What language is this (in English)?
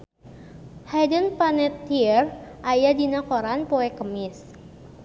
Sundanese